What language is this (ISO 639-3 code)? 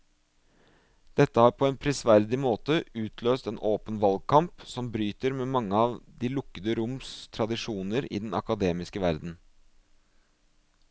nor